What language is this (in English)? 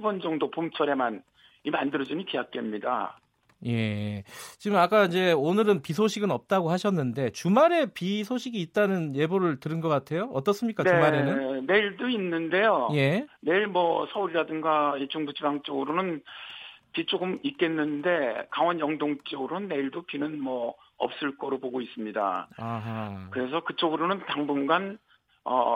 Korean